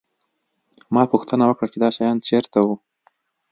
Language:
Pashto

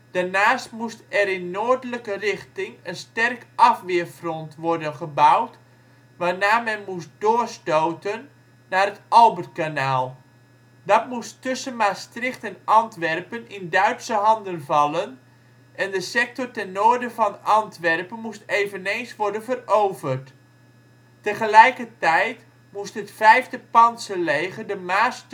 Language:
Dutch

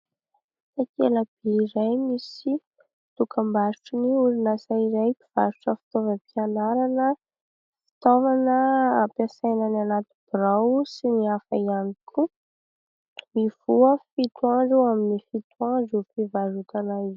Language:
Malagasy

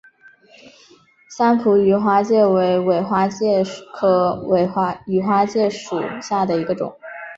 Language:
Chinese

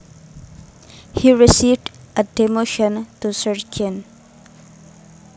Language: Javanese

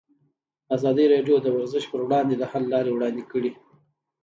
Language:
Pashto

